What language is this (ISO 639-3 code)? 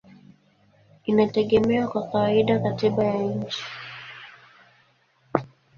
swa